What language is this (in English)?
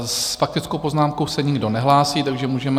Czech